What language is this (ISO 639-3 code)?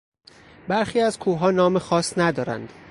fas